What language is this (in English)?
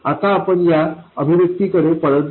Marathi